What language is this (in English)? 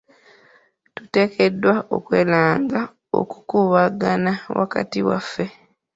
Ganda